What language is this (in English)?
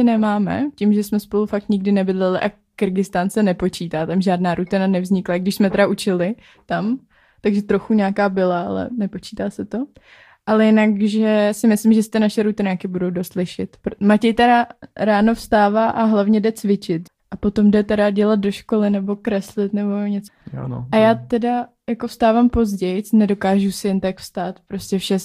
Czech